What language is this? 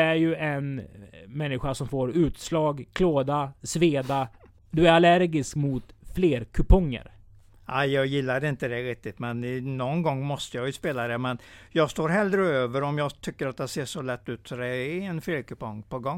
Swedish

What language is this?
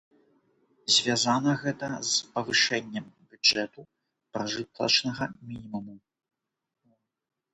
Belarusian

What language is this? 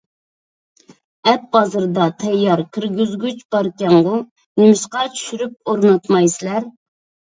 Uyghur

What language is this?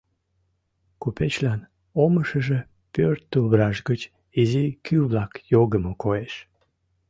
Mari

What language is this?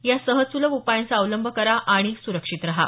Marathi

